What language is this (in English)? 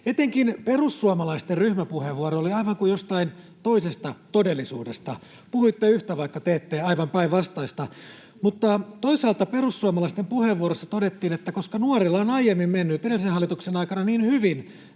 Finnish